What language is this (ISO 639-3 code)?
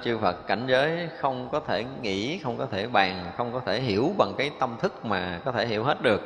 vie